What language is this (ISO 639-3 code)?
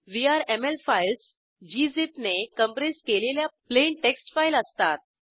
mar